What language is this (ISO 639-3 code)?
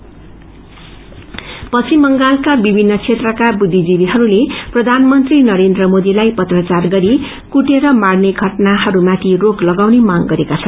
nep